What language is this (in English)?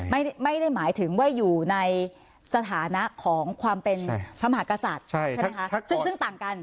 Thai